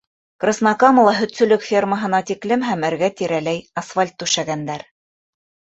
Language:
Bashkir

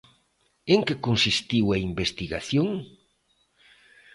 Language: Galician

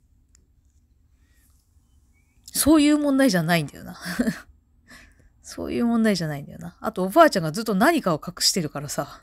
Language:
Japanese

